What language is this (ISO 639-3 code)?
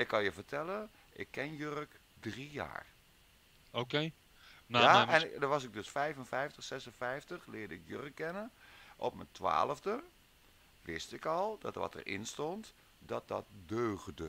nld